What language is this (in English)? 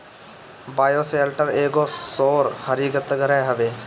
Bhojpuri